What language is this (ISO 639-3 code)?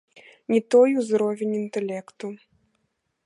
bel